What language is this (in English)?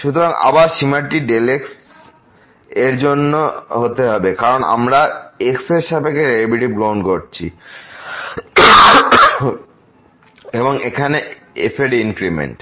Bangla